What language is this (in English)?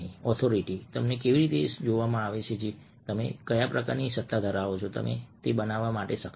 Gujarati